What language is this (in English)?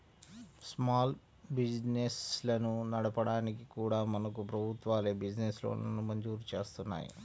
Telugu